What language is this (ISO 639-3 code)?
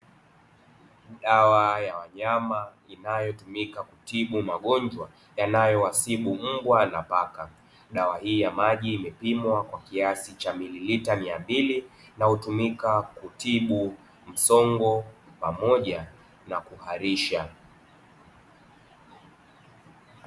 swa